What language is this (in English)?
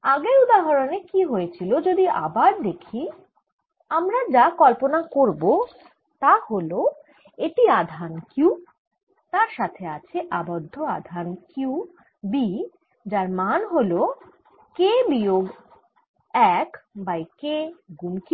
Bangla